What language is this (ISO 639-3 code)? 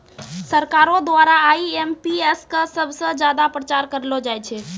mai